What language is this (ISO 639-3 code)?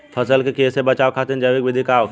bho